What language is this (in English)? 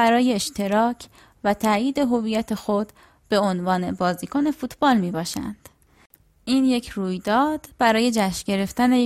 Persian